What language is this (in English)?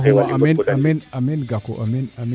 Serer